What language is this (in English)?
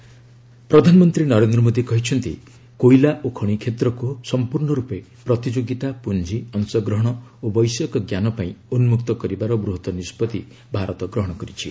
Odia